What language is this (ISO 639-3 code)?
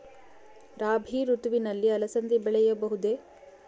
kan